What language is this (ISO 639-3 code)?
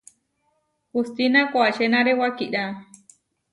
var